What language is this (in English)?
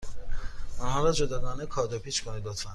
Persian